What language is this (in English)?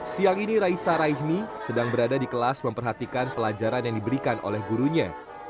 Indonesian